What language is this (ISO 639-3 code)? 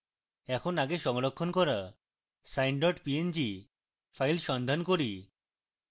ben